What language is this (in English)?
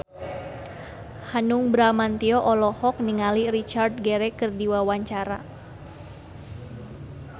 Sundanese